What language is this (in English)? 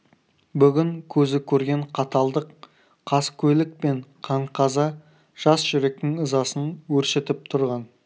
Kazakh